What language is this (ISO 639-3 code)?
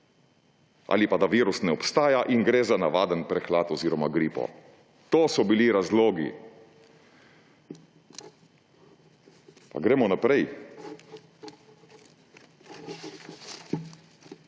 slv